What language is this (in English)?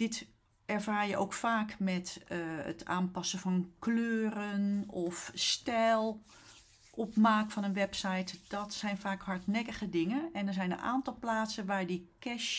Dutch